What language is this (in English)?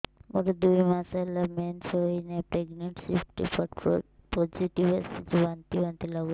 Odia